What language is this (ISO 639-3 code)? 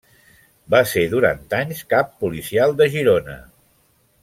cat